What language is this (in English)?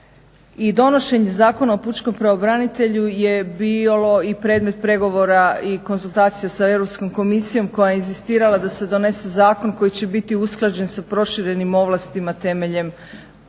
Croatian